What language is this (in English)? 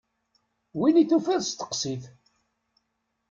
Kabyle